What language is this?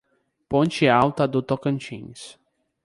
Portuguese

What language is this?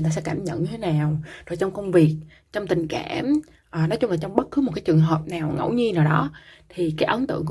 Vietnamese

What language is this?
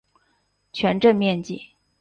Chinese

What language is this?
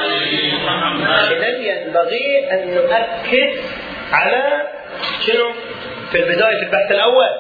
Arabic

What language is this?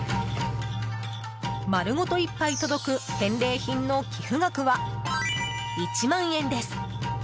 Japanese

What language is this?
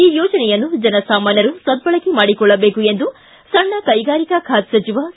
Kannada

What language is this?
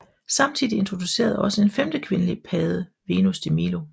Danish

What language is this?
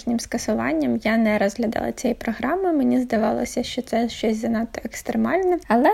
Ukrainian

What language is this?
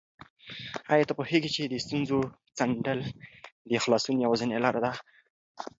Pashto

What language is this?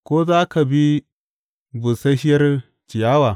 Hausa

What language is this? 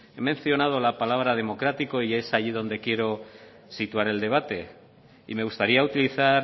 Spanish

